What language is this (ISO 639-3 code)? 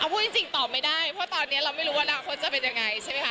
tha